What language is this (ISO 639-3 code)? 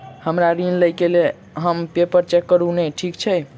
mai